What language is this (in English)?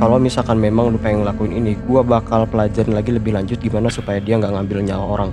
Indonesian